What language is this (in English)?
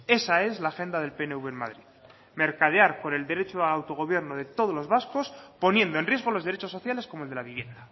Spanish